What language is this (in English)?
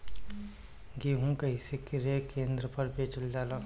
Bhojpuri